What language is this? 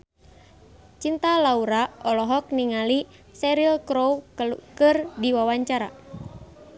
Sundanese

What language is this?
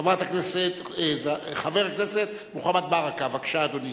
Hebrew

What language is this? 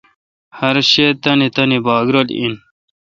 Kalkoti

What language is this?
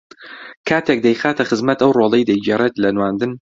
Central Kurdish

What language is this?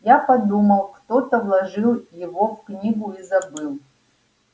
Russian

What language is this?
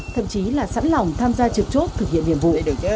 Vietnamese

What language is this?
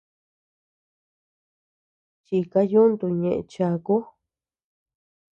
Tepeuxila Cuicatec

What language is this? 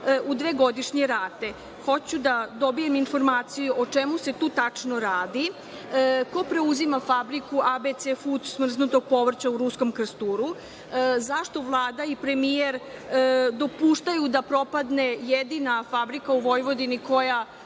Serbian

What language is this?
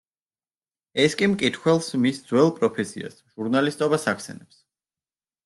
Georgian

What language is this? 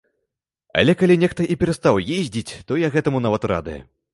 Belarusian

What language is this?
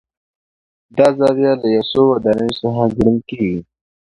Pashto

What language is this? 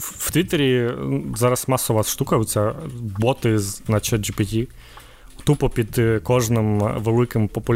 Ukrainian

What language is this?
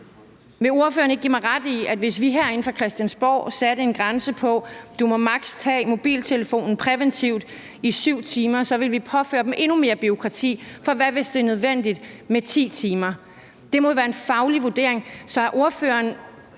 Danish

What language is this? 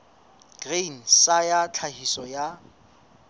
Southern Sotho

